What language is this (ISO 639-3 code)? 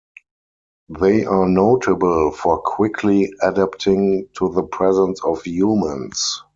eng